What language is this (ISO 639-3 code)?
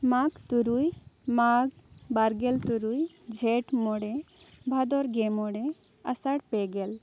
sat